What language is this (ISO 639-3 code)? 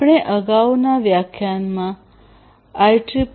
guj